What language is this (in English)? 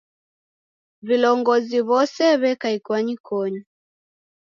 Taita